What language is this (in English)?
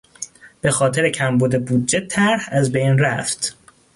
Persian